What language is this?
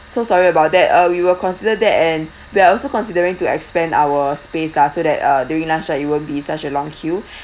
English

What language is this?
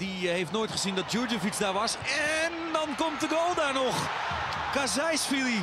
Dutch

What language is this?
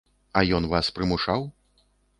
Belarusian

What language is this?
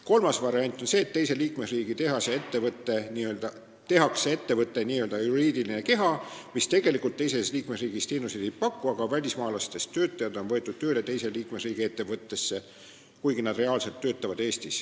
Estonian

